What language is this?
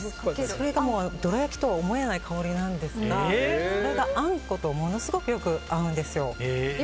Japanese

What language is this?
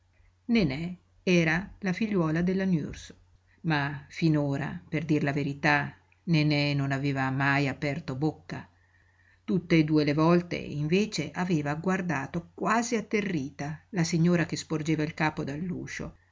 Italian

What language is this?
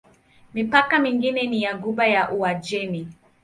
Swahili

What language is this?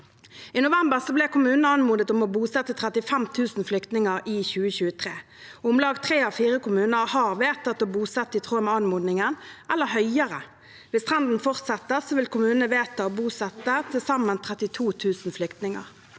Norwegian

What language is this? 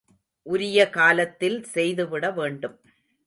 Tamil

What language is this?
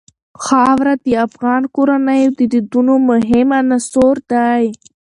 Pashto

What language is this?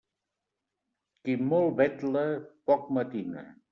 Catalan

